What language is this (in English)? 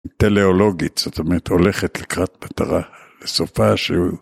Hebrew